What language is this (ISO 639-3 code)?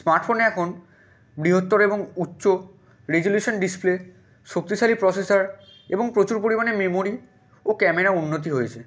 ben